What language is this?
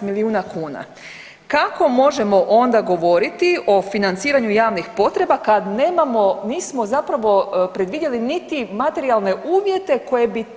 Croatian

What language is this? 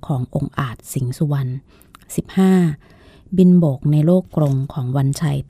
Thai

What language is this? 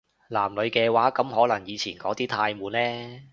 Cantonese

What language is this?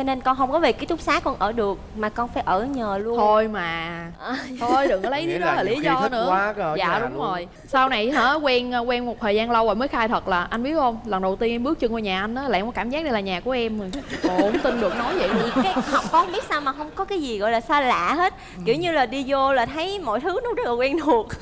Vietnamese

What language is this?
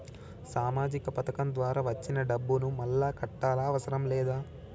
Telugu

